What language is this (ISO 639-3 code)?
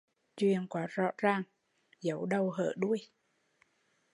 vie